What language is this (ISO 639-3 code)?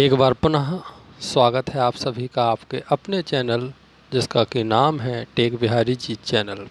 hin